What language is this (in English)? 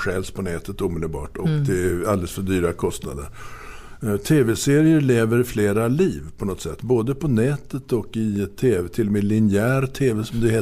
Swedish